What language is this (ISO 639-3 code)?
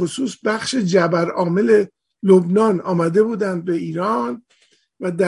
fas